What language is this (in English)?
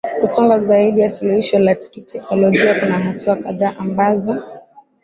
Swahili